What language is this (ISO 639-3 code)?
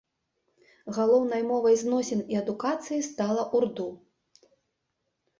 bel